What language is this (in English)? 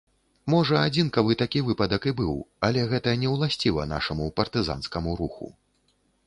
Belarusian